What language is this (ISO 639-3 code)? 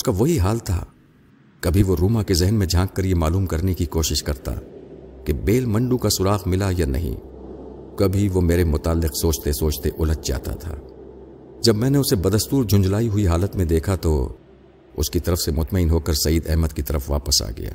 urd